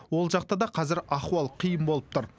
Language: Kazakh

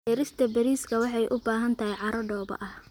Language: Somali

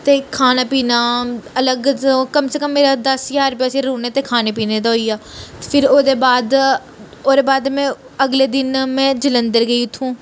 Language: Dogri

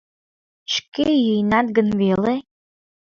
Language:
Mari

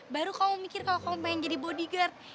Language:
Indonesian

